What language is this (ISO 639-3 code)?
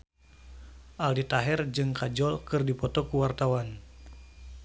sun